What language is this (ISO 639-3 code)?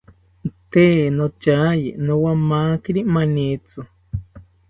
cpy